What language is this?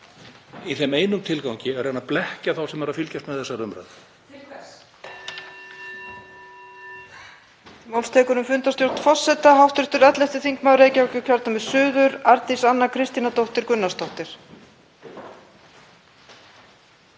Icelandic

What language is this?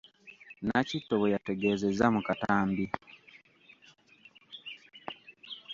Ganda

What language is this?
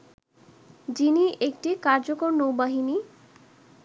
Bangla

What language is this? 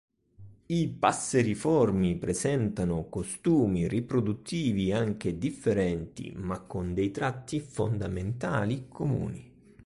Italian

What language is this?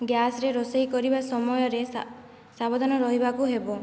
Odia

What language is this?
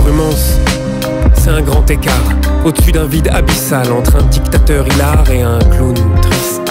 French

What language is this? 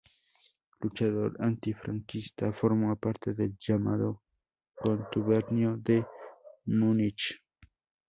Spanish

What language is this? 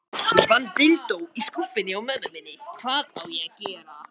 Icelandic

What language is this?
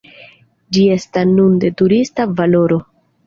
Esperanto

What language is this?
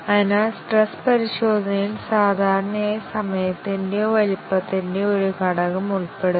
Malayalam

